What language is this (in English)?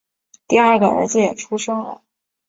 Chinese